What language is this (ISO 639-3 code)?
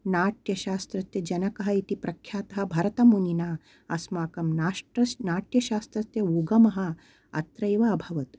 san